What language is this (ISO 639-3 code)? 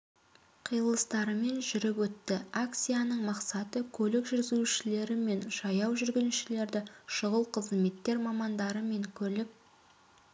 kaz